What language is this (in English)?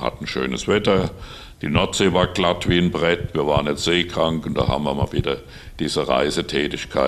German